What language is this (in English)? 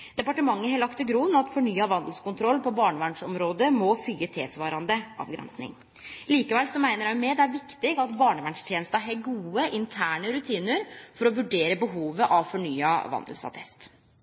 Norwegian Nynorsk